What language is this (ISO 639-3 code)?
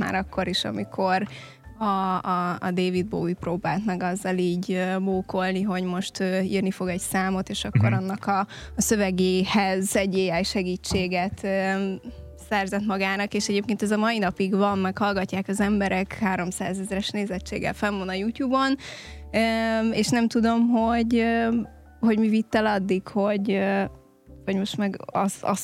hun